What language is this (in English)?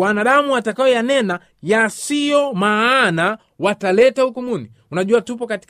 Swahili